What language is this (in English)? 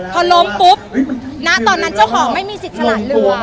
Thai